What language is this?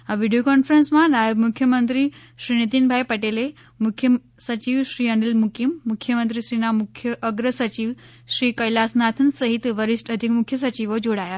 Gujarati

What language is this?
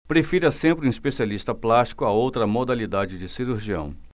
Portuguese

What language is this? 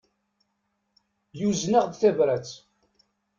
Kabyle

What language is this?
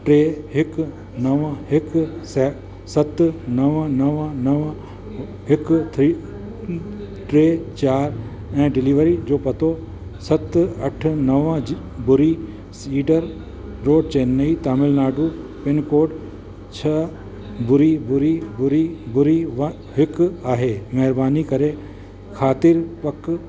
Sindhi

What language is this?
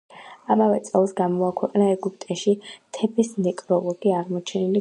Georgian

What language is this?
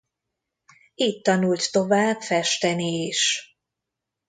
Hungarian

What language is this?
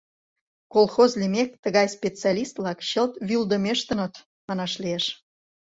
Mari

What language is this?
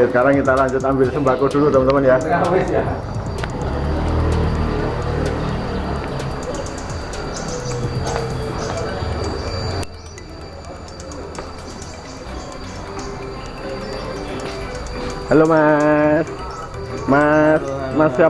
Indonesian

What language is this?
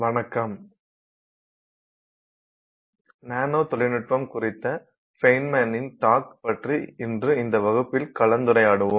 Tamil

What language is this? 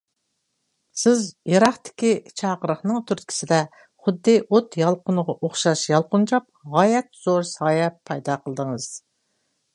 Uyghur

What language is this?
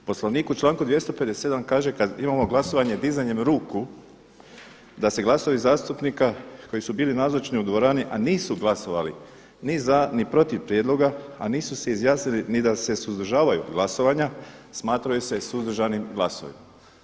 Croatian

